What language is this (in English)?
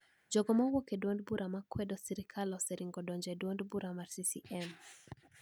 Luo (Kenya and Tanzania)